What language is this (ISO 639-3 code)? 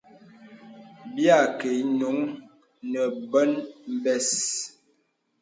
beb